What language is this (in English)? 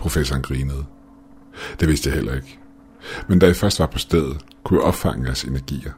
Danish